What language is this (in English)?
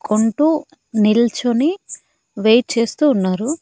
Telugu